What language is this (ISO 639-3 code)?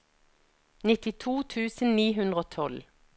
nor